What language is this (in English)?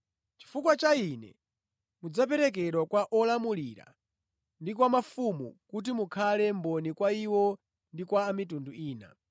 Nyanja